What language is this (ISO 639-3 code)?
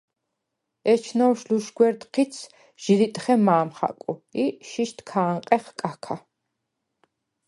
sva